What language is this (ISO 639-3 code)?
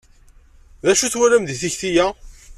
kab